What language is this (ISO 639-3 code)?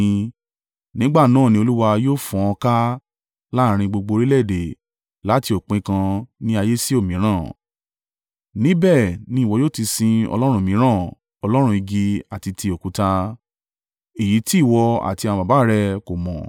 yor